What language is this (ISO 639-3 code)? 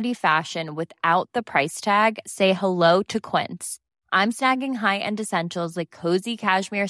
swe